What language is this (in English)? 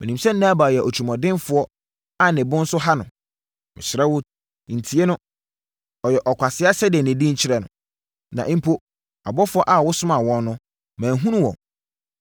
Akan